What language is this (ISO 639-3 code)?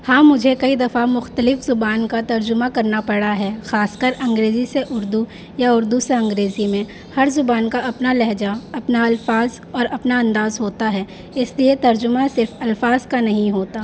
urd